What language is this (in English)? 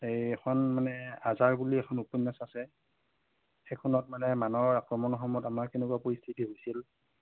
Assamese